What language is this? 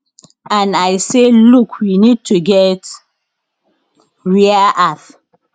Nigerian Pidgin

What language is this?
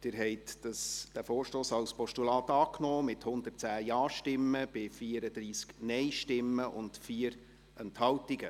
Swiss German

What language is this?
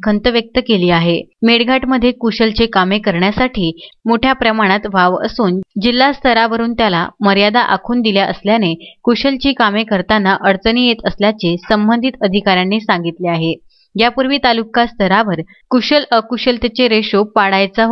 Marathi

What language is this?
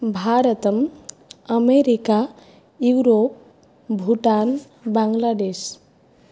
Sanskrit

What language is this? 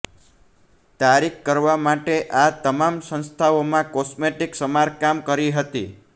Gujarati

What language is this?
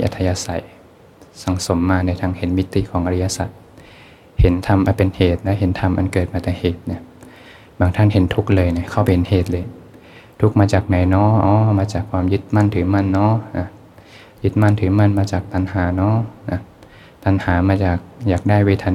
Thai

